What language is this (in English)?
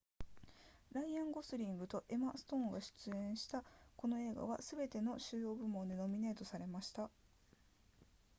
Japanese